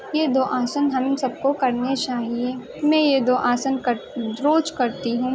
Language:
Urdu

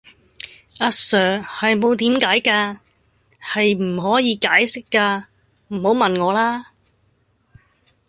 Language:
Cantonese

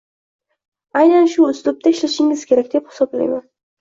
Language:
Uzbek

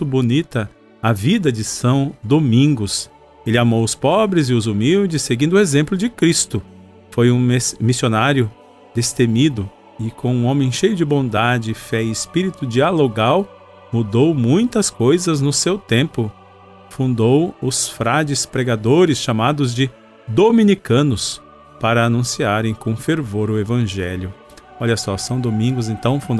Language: Portuguese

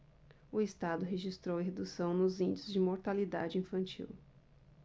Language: Portuguese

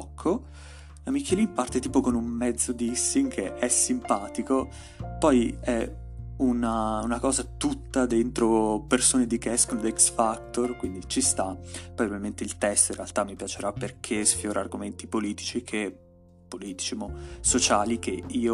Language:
Italian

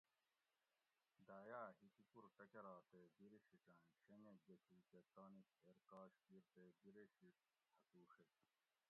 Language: Gawri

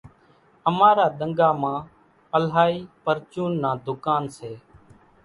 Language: Kachi Koli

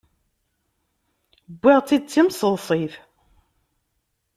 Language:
Kabyle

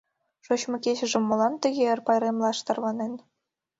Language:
Mari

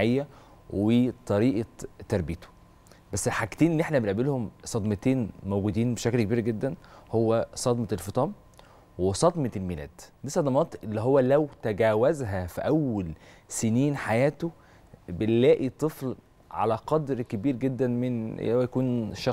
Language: Arabic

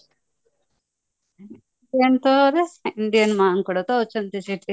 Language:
Odia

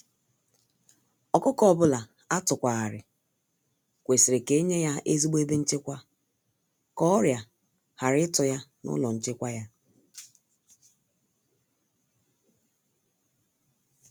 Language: Igbo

